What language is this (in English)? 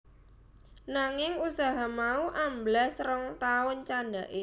Javanese